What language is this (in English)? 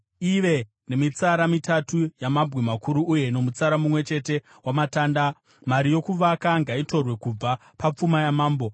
Shona